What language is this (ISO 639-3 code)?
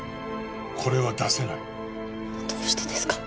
jpn